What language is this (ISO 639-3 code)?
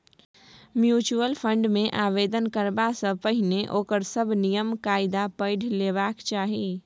mai